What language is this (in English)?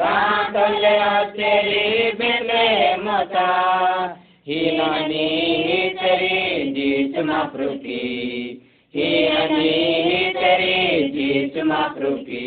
Hindi